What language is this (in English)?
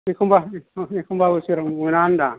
Bodo